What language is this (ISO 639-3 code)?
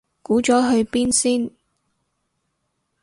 yue